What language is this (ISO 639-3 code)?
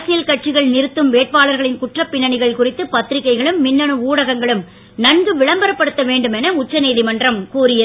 tam